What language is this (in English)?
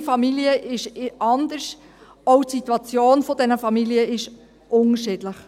Swiss German